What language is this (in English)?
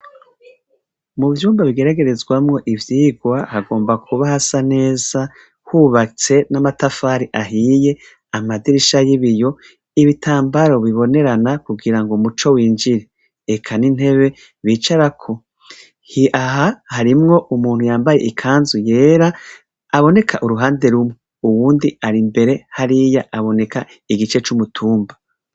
Rundi